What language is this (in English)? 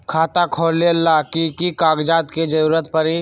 Magahi